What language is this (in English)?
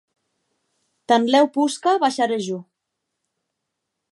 Occitan